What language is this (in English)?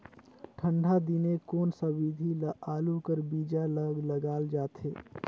Chhattisgarhi